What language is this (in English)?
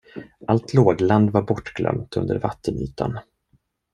Swedish